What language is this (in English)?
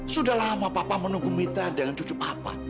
Indonesian